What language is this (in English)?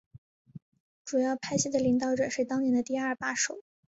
Chinese